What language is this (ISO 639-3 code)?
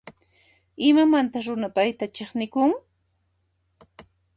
qxp